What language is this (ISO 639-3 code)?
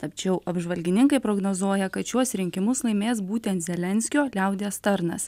lit